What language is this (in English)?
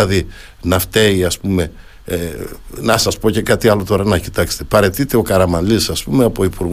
Greek